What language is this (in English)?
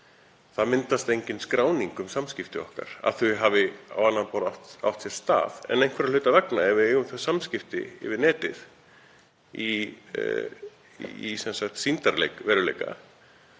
Icelandic